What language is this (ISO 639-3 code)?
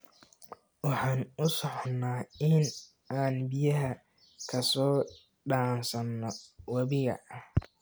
som